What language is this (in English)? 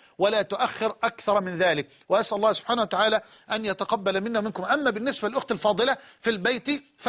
Arabic